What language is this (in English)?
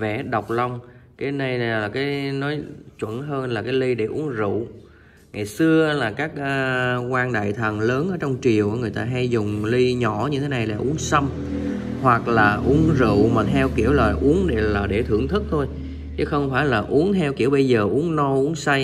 Vietnamese